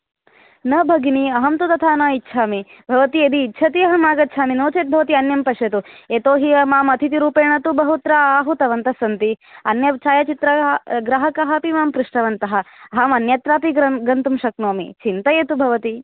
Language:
Sanskrit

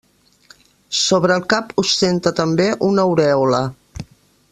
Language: Catalan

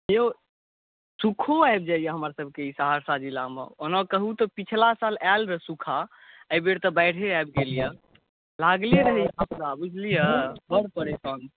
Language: Maithili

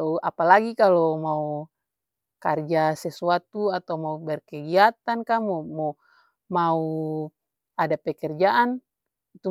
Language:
Ambonese Malay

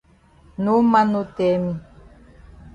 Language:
Cameroon Pidgin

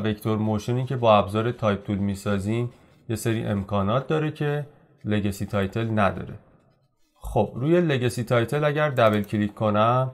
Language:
Persian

